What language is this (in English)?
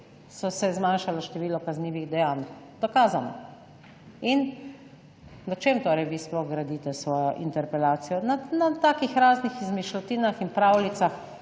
Slovenian